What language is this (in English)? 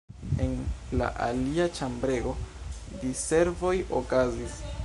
Esperanto